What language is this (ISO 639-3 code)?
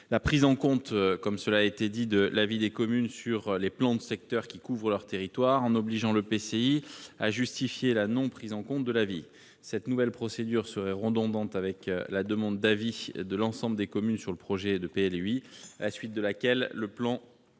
fra